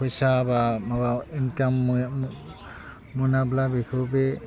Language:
Bodo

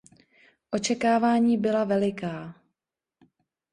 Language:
Czech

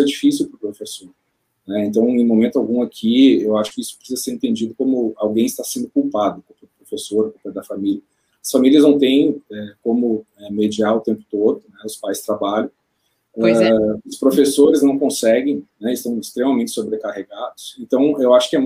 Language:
Portuguese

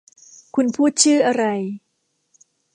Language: Thai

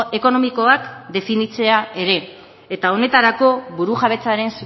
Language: Basque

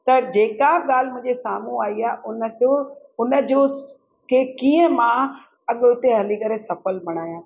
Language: Sindhi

